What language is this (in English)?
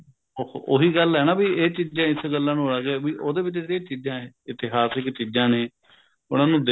Punjabi